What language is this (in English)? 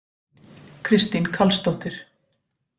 Icelandic